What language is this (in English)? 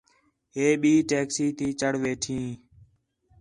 Khetrani